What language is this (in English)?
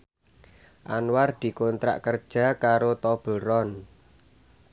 Javanese